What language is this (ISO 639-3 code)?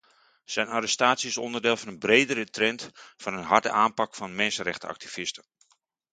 nld